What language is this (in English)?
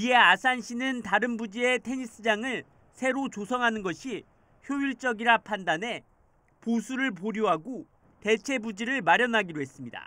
Korean